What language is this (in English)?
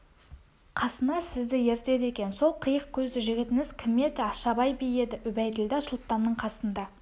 Kazakh